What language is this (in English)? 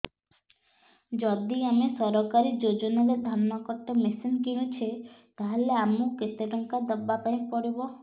Odia